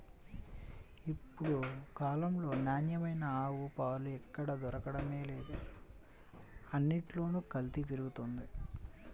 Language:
Telugu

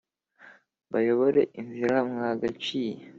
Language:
Kinyarwanda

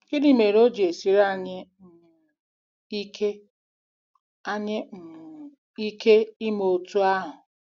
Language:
Igbo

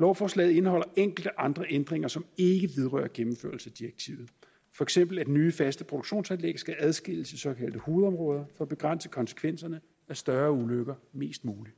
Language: Danish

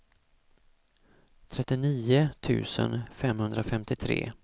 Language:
Swedish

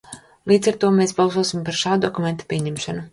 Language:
Latvian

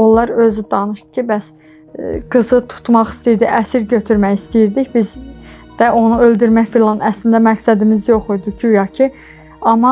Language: Turkish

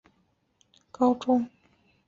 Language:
Chinese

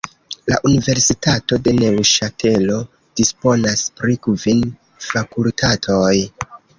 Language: Esperanto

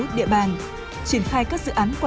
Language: Vietnamese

